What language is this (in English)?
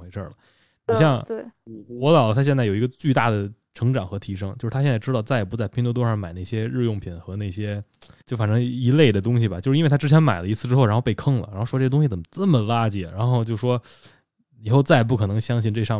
Chinese